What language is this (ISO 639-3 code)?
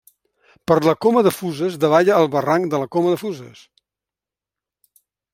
cat